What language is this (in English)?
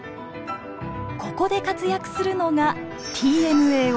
Japanese